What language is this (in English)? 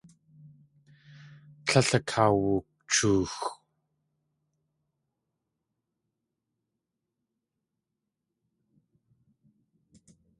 Tlingit